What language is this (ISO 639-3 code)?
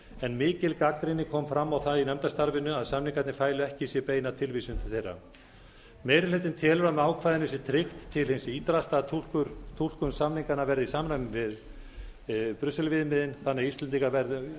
isl